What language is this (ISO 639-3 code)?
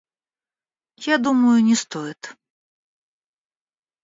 rus